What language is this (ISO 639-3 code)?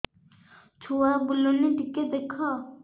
ori